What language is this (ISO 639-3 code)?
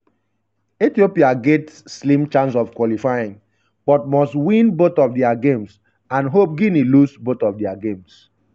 pcm